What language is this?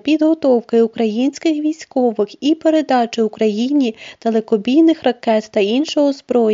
Ukrainian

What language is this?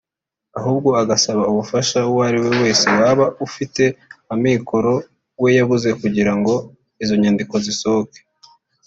Kinyarwanda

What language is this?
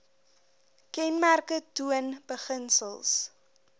Afrikaans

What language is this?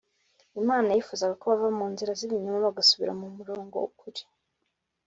Kinyarwanda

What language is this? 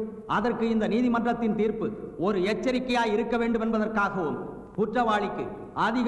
Korean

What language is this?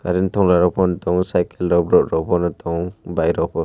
Kok Borok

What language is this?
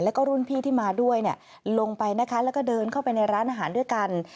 Thai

